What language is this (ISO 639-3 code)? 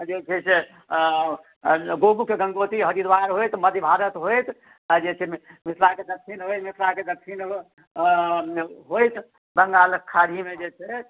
mai